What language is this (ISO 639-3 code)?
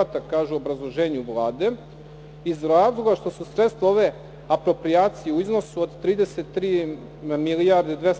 srp